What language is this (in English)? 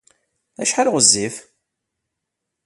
Kabyle